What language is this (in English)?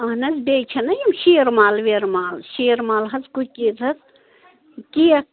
Kashmiri